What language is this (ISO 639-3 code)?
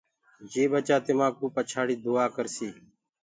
ggg